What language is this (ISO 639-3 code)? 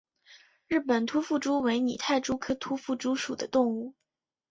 zho